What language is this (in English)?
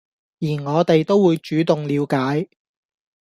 Cantonese